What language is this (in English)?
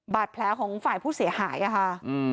Thai